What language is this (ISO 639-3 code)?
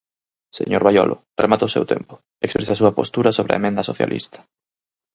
glg